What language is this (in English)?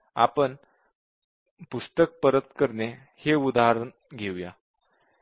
Marathi